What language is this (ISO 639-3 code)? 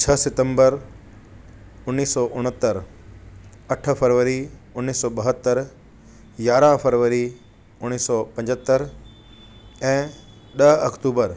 snd